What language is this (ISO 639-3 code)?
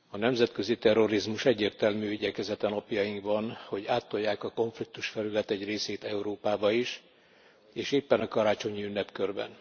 hun